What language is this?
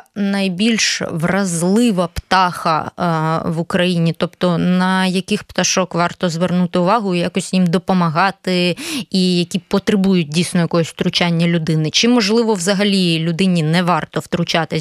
Ukrainian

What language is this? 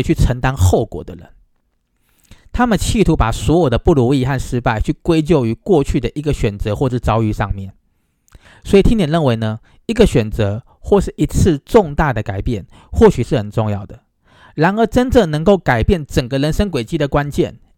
Chinese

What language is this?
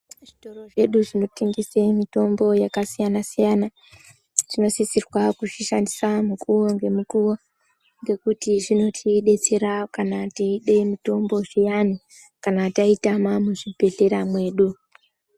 Ndau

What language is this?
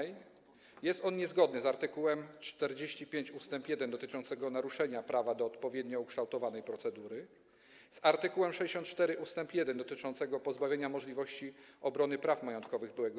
Polish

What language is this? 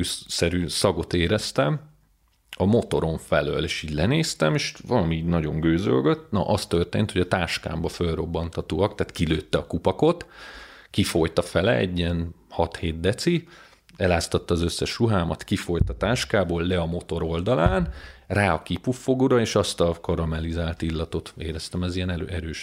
Hungarian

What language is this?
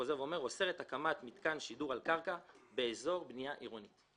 Hebrew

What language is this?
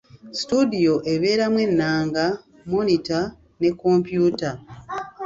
Ganda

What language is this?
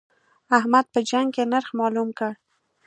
Pashto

